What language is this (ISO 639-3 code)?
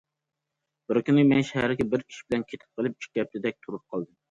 uig